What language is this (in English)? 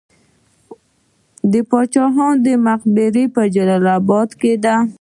Pashto